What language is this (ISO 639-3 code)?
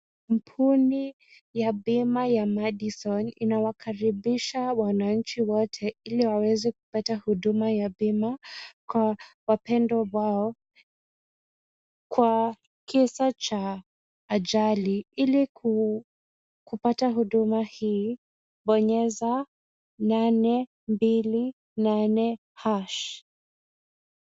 swa